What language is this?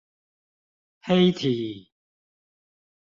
Chinese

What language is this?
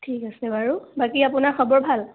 Assamese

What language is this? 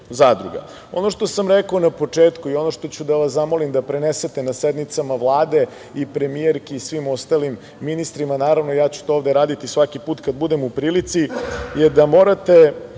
Serbian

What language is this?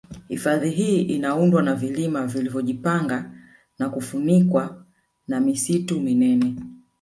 Swahili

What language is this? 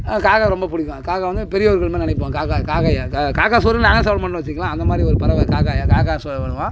Tamil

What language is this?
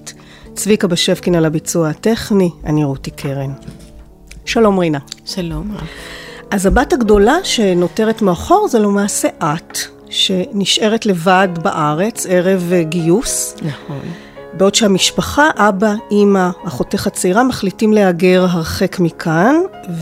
Hebrew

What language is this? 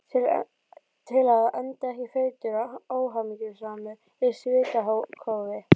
Icelandic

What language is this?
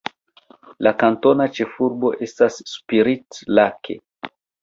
Esperanto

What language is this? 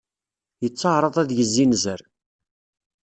Kabyle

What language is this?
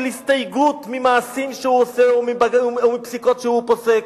Hebrew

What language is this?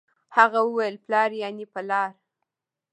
Pashto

